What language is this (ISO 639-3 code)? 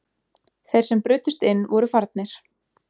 isl